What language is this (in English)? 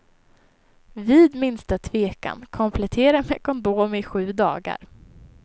Swedish